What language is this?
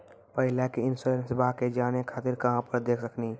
Maithili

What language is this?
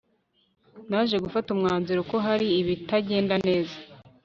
Kinyarwanda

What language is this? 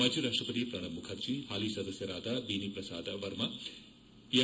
Kannada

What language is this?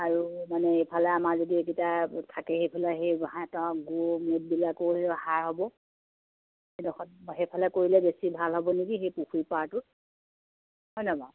Assamese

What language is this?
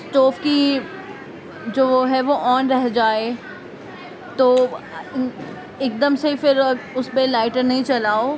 Urdu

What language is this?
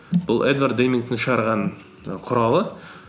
Kazakh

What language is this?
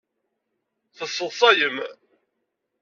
Kabyle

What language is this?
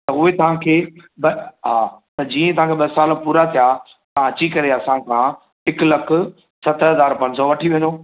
Sindhi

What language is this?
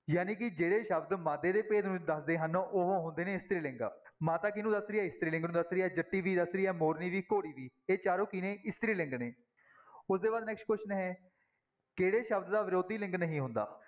Punjabi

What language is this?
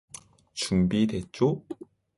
Korean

